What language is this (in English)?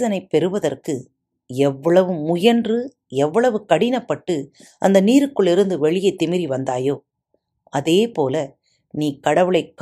Tamil